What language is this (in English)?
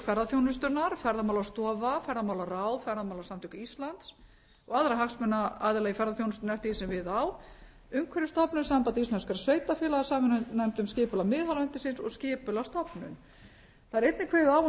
Icelandic